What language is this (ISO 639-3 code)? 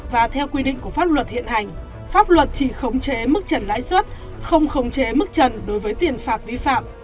vie